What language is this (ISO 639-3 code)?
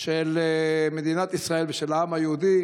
heb